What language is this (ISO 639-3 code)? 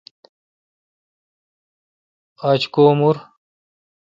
xka